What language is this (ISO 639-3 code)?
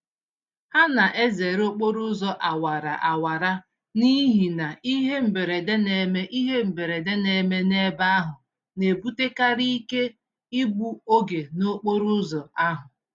ibo